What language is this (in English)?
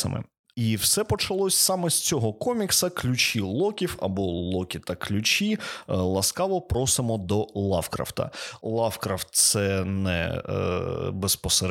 Ukrainian